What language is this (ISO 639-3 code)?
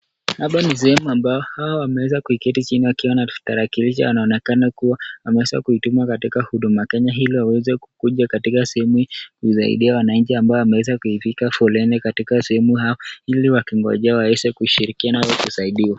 swa